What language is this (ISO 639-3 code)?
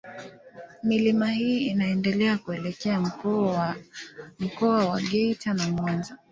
swa